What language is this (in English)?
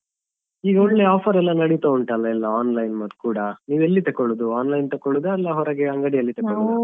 Kannada